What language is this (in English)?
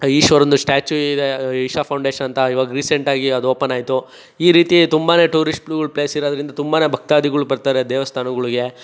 Kannada